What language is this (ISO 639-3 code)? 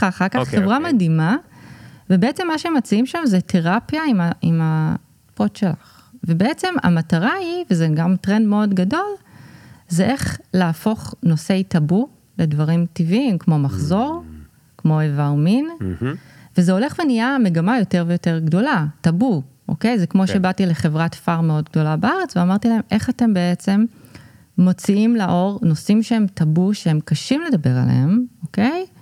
heb